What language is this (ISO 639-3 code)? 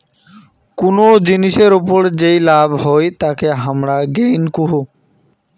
ben